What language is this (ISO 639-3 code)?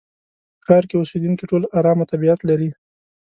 pus